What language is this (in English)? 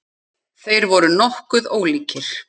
Icelandic